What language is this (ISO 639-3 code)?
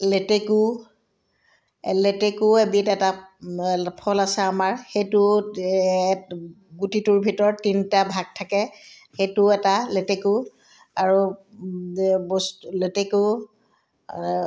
asm